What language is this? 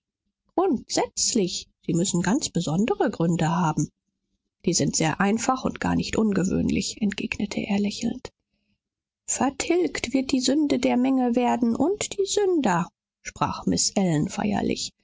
German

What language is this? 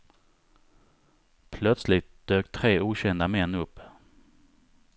Swedish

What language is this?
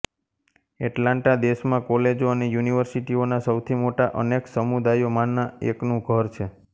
Gujarati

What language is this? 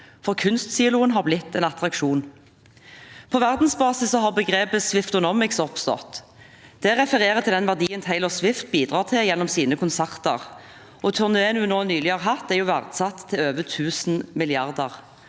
Norwegian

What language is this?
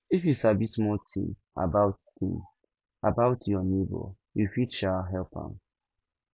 Nigerian Pidgin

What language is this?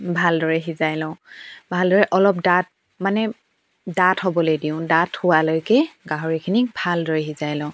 Assamese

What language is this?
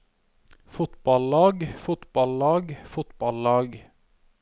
Norwegian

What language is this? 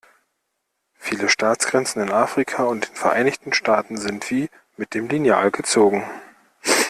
German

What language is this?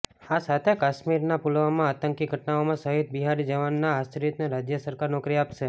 Gujarati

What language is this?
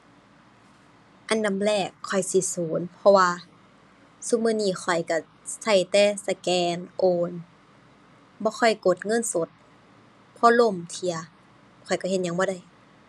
Thai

